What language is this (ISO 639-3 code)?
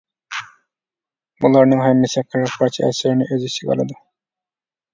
uig